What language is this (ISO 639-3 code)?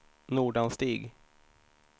swe